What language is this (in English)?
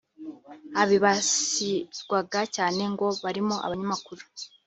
Kinyarwanda